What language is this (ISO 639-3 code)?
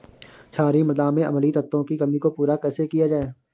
hin